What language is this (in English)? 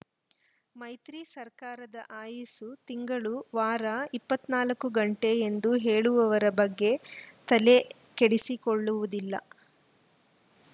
Kannada